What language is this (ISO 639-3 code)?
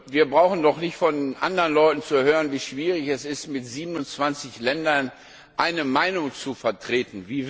deu